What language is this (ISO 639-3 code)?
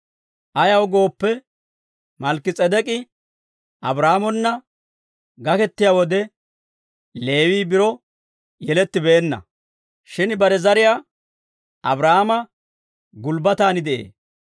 dwr